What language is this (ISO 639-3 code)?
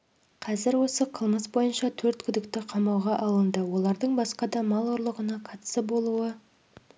kaz